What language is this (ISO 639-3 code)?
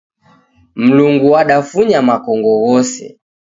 dav